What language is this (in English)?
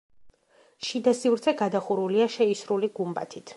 Georgian